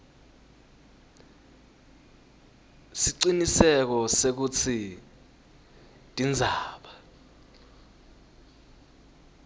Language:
Swati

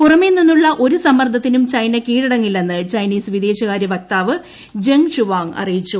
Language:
Malayalam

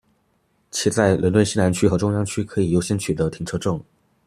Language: Chinese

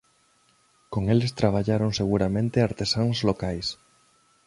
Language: Galician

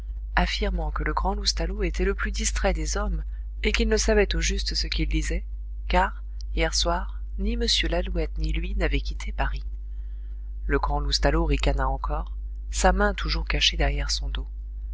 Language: French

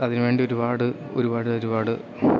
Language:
Malayalam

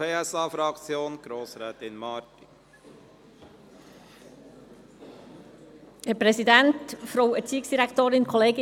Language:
Swiss German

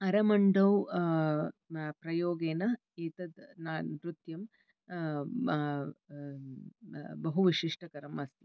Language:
Sanskrit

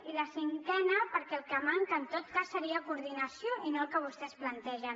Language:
Catalan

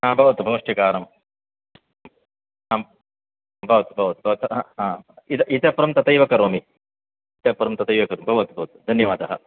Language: Sanskrit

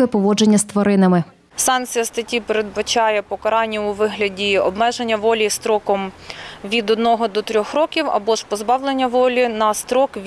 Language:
Ukrainian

